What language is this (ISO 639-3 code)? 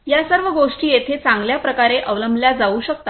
mar